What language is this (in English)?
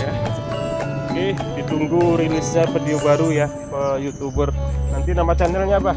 Indonesian